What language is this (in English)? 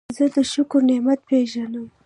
Pashto